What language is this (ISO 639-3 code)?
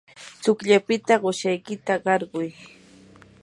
qur